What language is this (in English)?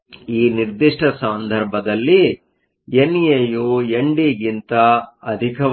Kannada